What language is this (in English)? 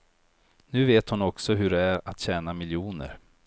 Swedish